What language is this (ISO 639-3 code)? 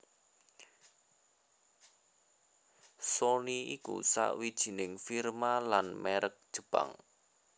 jav